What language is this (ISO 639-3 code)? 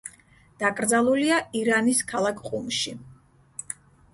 kat